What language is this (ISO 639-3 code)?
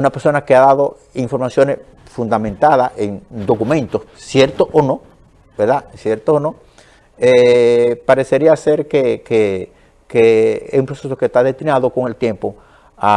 spa